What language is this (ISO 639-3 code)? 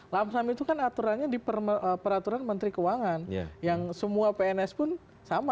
ind